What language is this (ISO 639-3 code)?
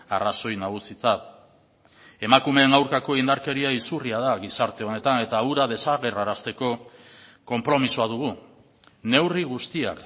eus